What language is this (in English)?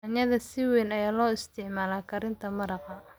Somali